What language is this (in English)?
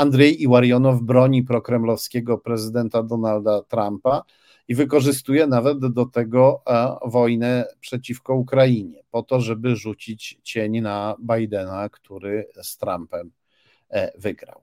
Polish